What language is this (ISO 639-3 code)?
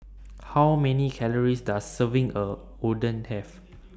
eng